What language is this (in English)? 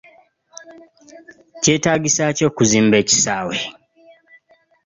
Ganda